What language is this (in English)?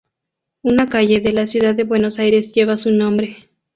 Spanish